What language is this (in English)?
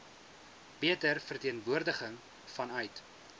Afrikaans